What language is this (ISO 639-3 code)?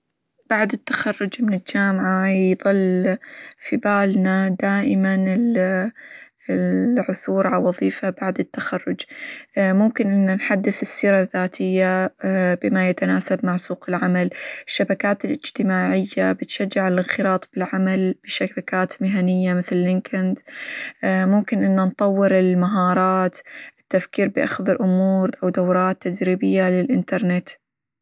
acw